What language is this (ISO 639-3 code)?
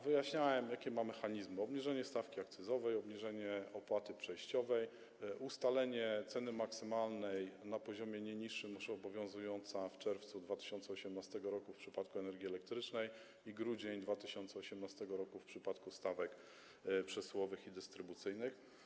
pol